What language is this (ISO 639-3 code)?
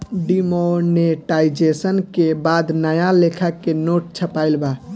bho